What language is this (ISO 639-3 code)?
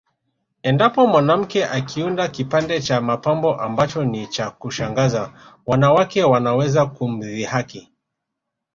swa